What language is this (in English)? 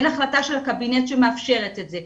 Hebrew